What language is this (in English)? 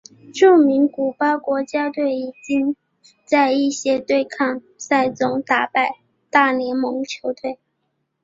Chinese